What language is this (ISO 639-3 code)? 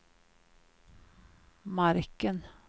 swe